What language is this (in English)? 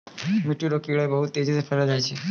Maithili